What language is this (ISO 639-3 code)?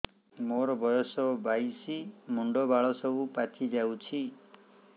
ori